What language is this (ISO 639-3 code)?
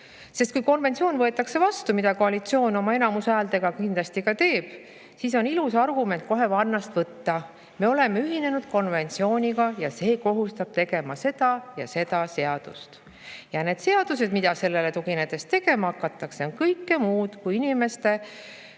est